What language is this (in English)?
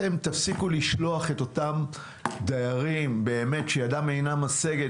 Hebrew